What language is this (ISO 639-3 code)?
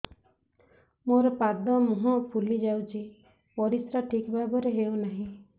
ori